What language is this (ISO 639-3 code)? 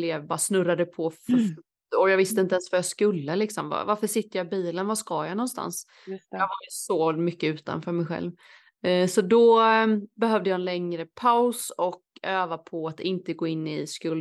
swe